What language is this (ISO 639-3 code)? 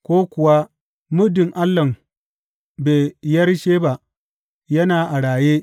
hau